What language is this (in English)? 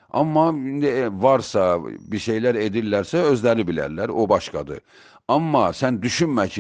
Turkish